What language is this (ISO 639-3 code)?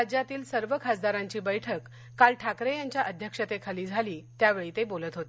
mar